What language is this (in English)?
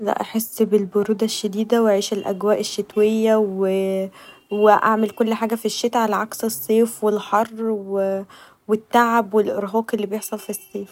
Egyptian Arabic